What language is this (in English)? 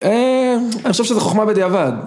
Hebrew